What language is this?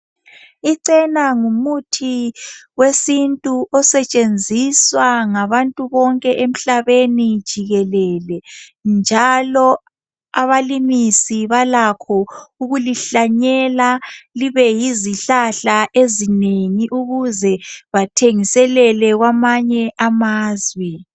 North Ndebele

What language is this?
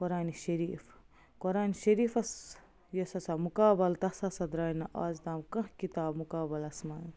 Kashmiri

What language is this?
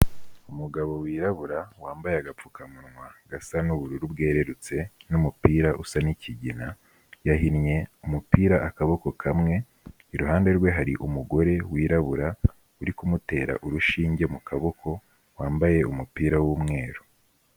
Kinyarwanda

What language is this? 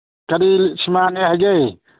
Manipuri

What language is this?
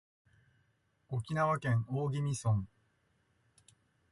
Japanese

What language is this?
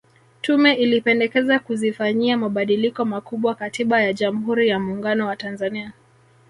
Swahili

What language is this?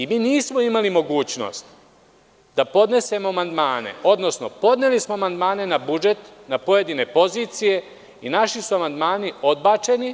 Serbian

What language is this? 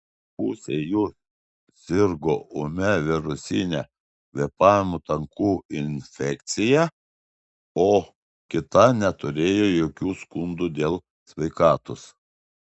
Lithuanian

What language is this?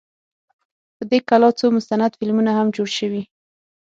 Pashto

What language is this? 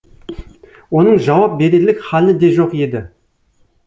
Kazakh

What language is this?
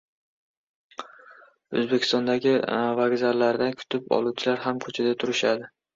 Uzbek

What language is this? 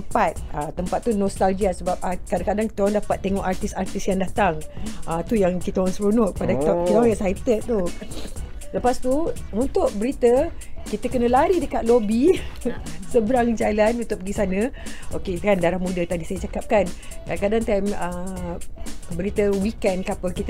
Malay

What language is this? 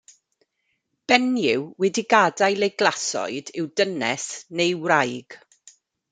Welsh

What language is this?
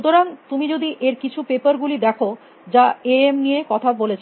Bangla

